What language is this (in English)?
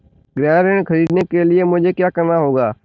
Hindi